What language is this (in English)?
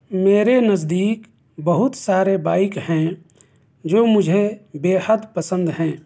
Urdu